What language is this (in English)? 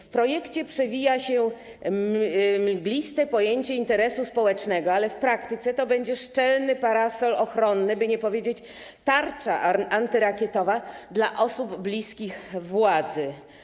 Polish